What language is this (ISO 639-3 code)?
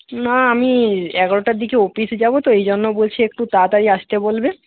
ben